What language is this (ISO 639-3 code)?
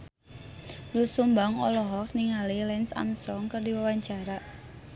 sun